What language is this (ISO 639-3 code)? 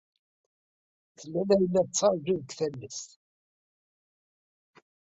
kab